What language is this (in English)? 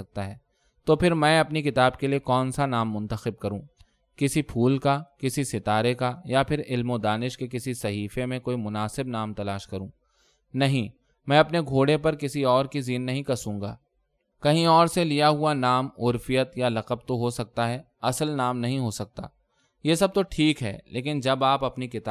Urdu